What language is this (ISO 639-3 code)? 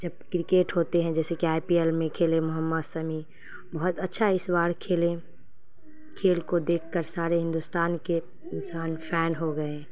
urd